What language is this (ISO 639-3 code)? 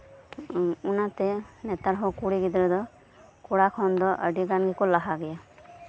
sat